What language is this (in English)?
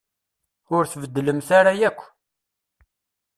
Kabyle